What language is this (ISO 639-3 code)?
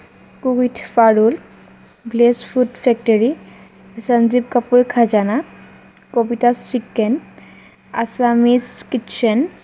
asm